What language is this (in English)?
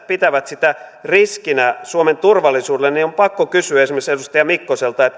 Finnish